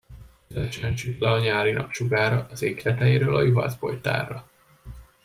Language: Hungarian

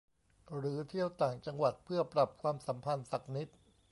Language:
Thai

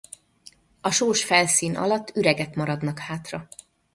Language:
Hungarian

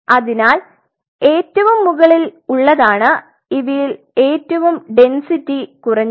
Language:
Malayalam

